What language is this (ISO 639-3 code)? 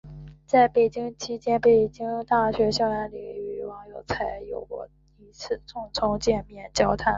zho